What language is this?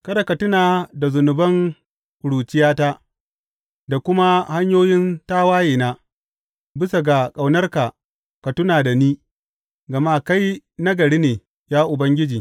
Hausa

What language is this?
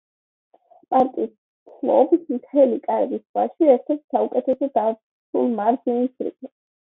Georgian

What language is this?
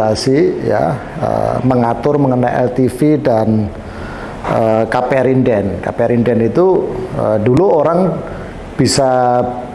Indonesian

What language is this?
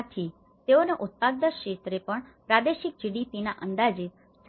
Gujarati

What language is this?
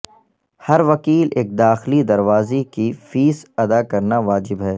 Urdu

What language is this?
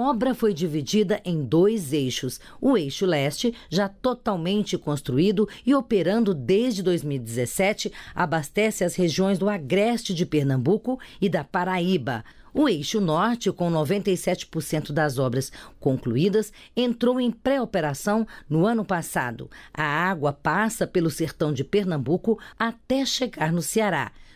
Portuguese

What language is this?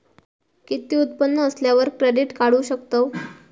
Marathi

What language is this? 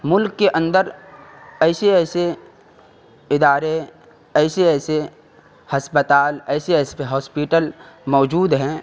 Urdu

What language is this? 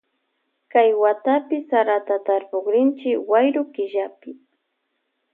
Loja Highland Quichua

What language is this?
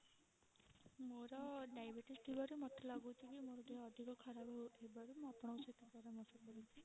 Odia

